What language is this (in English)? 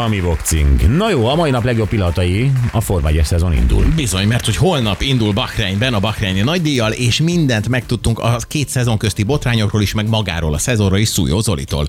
Hungarian